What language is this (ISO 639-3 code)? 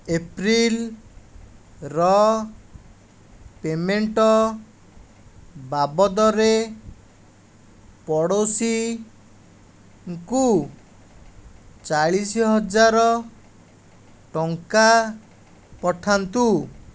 ori